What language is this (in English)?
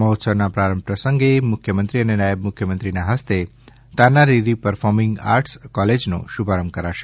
Gujarati